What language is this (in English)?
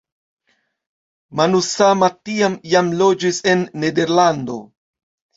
Esperanto